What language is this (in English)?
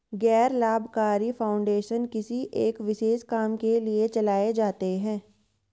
Hindi